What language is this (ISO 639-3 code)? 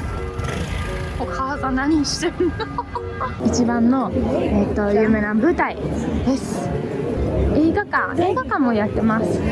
jpn